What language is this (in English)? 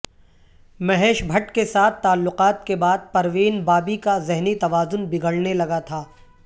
Urdu